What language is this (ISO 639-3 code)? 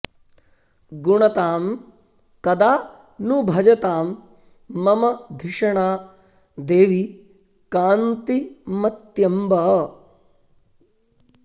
san